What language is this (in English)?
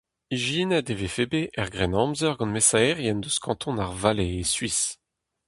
Breton